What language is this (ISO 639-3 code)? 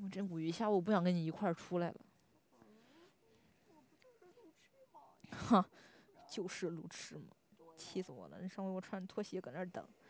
zho